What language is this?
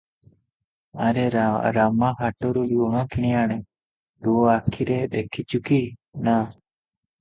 Odia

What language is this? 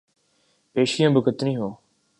Urdu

